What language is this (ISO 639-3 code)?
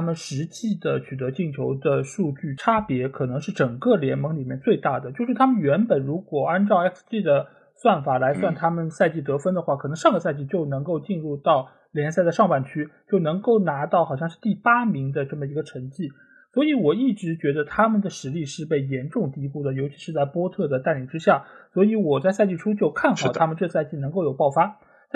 zho